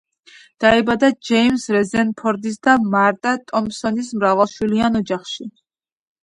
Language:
Georgian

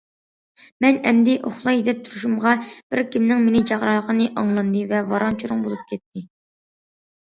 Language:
Uyghur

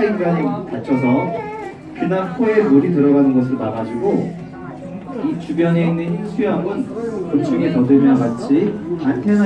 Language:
Korean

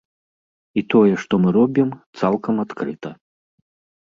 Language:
Belarusian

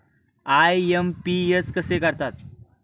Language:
Marathi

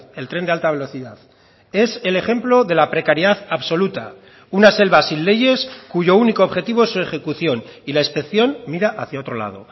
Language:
Spanish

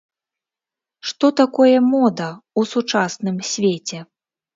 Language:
Belarusian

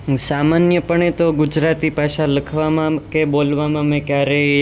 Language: Gujarati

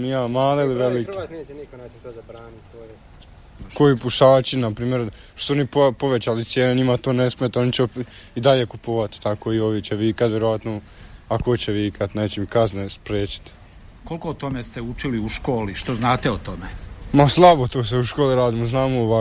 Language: Croatian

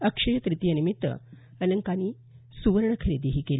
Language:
Marathi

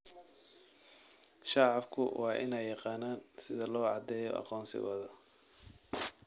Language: Somali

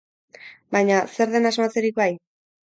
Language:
Basque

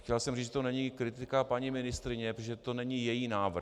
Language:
Czech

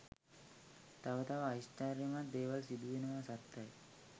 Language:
Sinhala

